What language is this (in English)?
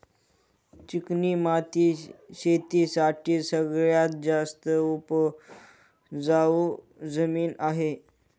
Marathi